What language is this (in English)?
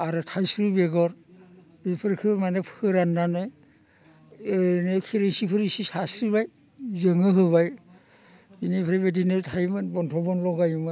Bodo